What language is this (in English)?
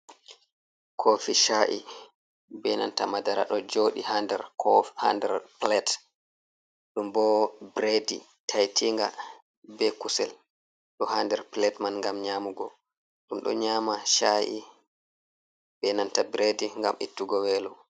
Fula